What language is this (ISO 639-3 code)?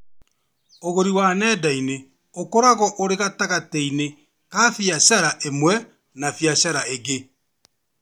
kik